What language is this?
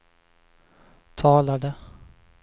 Swedish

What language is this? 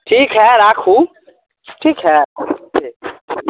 Maithili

